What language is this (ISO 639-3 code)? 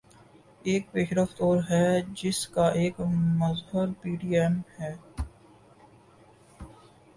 urd